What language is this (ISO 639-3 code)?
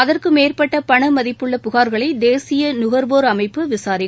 tam